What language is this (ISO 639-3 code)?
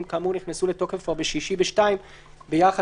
heb